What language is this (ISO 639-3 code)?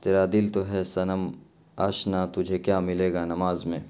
urd